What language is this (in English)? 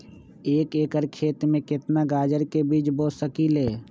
Magahi